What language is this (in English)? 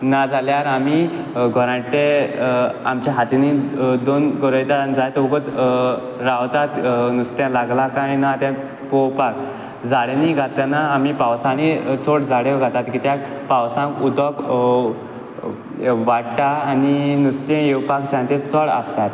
Konkani